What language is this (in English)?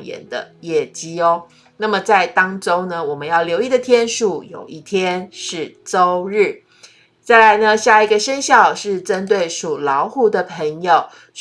Chinese